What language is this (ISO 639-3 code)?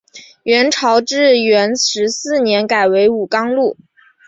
zho